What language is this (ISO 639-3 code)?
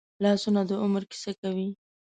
pus